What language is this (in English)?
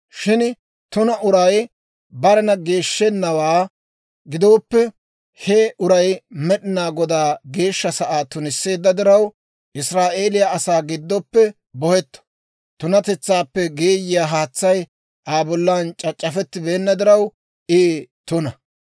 Dawro